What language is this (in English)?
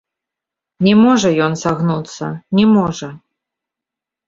Belarusian